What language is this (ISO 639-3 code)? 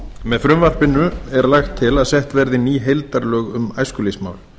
isl